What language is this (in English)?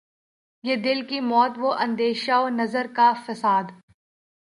Urdu